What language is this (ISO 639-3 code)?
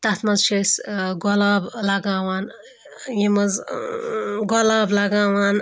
kas